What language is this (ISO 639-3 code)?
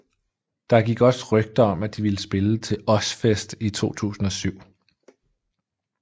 dan